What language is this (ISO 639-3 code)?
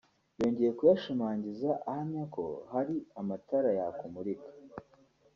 kin